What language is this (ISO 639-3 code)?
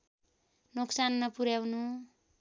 nep